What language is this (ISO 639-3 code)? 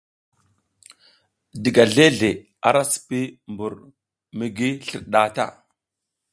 giz